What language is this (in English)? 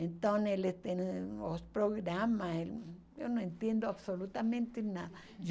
Portuguese